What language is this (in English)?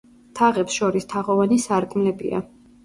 Georgian